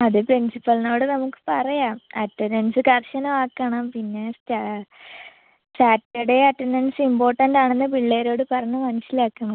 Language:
Malayalam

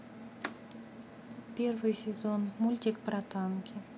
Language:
Russian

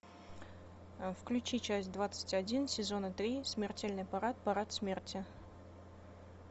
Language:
Russian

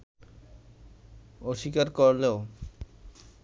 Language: Bangla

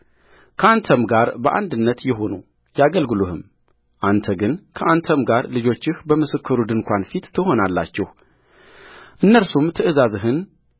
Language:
Amharic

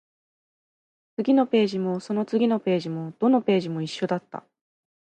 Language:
Japanese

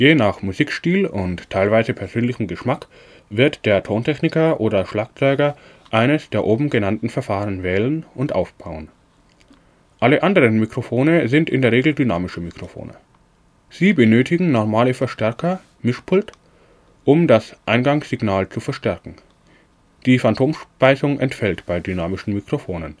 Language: German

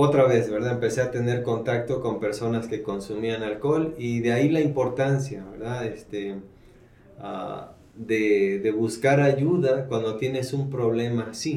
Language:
Spanish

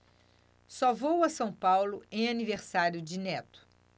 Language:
Portuguese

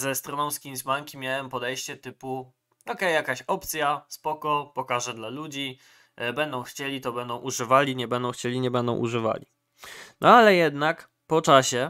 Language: Polish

